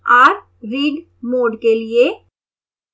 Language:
Hindi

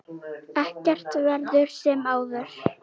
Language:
Icelandic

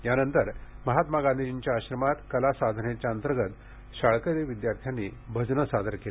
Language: Marathi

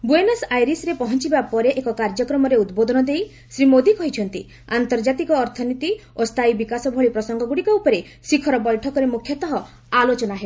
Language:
Odia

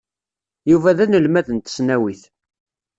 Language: Kabyle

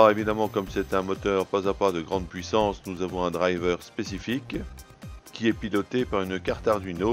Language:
French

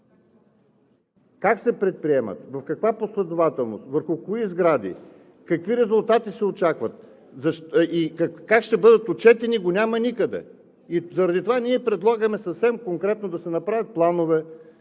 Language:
Bulgarian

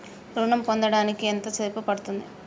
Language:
Telugu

